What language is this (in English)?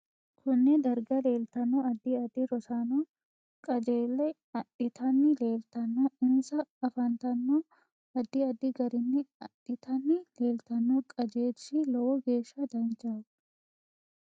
Sidamo